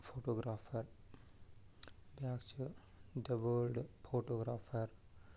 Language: Kashmiri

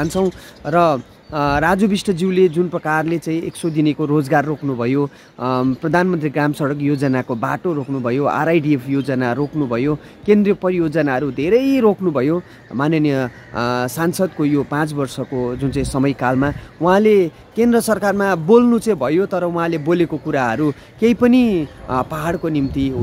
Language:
Hindi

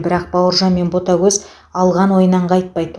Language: Kazakh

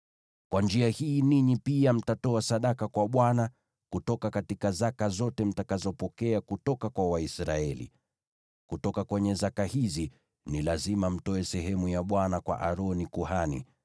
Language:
Swahili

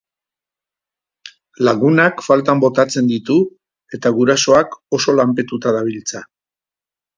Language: Basque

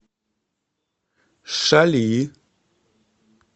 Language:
Russian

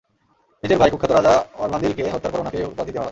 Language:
Bangla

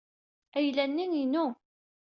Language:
Kabyle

